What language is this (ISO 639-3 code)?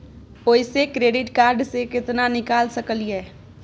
mai